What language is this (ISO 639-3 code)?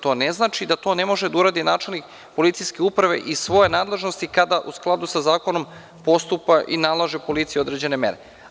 srp